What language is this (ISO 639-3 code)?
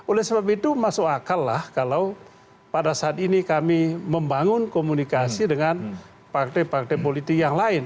ind